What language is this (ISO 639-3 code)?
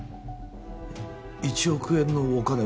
jpn